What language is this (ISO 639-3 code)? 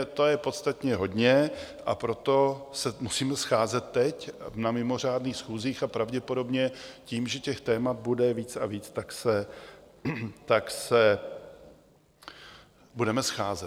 ces